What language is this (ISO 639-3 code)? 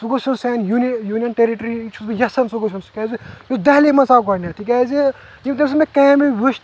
kas